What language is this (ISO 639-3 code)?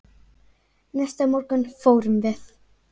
isl